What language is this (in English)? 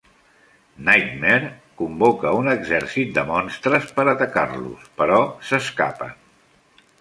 Catalan